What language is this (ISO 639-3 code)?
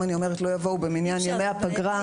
heb